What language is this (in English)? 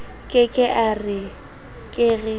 Southern Sotho